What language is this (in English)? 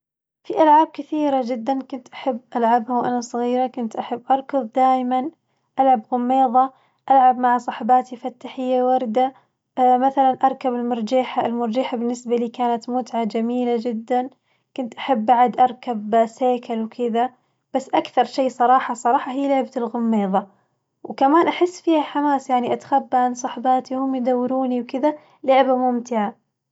Najdi Arabic